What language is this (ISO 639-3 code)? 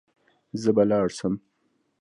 pus